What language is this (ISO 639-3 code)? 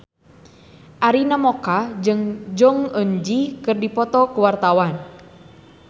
sun